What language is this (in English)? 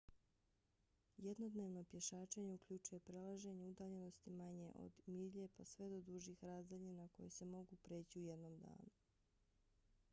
Bosnian